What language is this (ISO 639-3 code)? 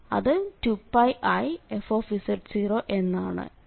mal